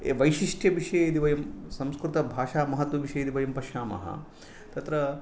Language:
Sanskrit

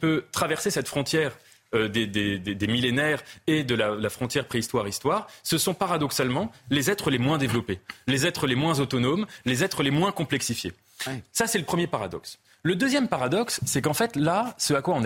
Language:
French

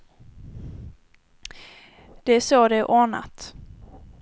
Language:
Swedish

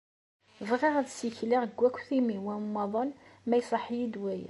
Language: Kabyle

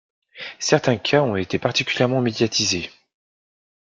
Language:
French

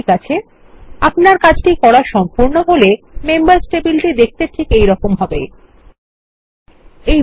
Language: Bangla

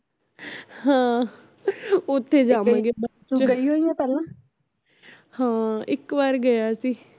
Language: Punjabi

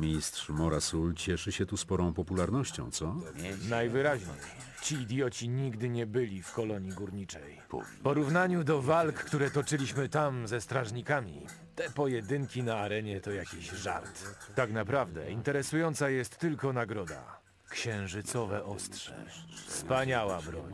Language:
Polish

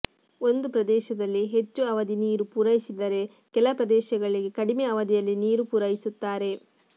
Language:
Kannada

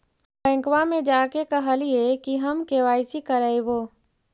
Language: Magahi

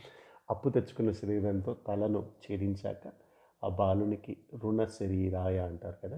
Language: Telugu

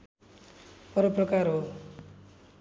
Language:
Nepali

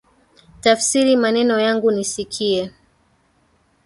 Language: Swahili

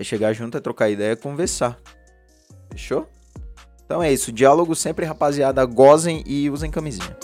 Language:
Portuguese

